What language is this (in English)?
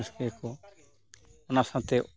Santali